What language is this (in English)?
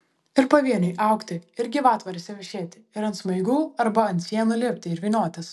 Lithuanian